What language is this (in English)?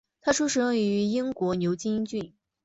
Chinese